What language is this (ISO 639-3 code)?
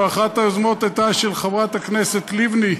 heb